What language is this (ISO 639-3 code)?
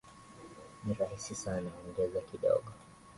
swa